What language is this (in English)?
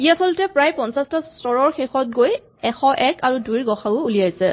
Assamese